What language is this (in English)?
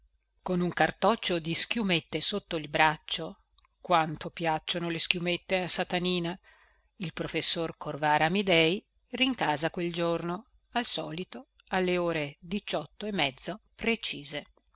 Italian